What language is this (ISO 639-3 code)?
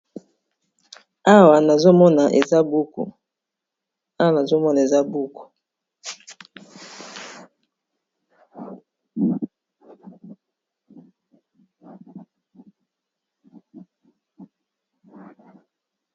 lin